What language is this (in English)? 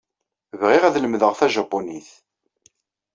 Kabyle